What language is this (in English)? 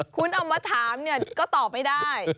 Thai